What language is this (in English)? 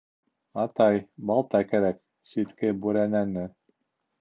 Bashkir